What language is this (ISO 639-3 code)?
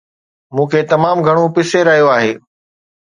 snd